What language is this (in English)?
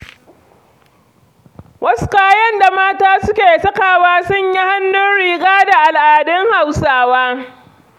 Hausa